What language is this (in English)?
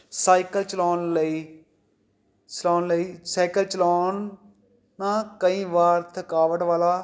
Punjabi